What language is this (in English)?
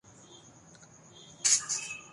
Urdu